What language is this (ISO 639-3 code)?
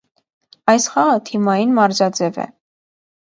hye